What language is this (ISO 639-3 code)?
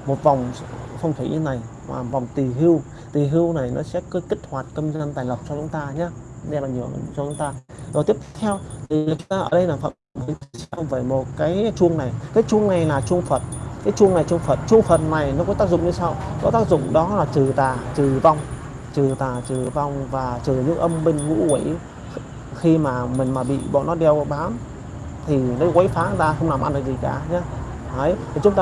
vie